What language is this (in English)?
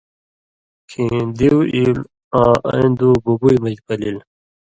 Indus Kohistani